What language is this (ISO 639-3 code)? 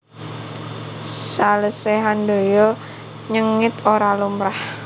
jav